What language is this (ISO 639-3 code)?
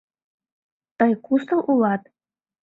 chm